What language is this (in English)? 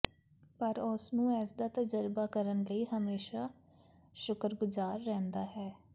Punjabi